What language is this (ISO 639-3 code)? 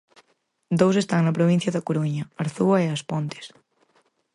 glg